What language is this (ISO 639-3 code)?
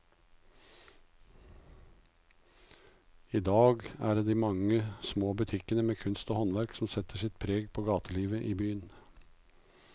nor